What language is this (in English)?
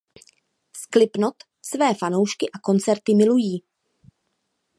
Czech